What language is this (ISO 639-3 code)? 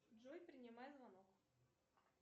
rus